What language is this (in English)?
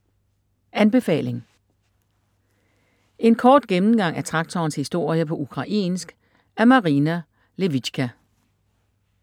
Danish